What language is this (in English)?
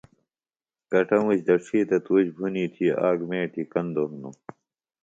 Phalura